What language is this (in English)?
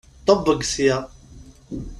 Kabyle